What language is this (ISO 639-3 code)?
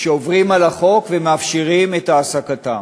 heb